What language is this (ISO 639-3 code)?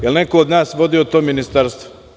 srp